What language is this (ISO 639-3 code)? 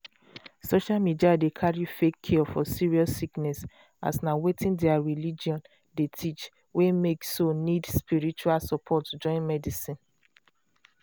pcm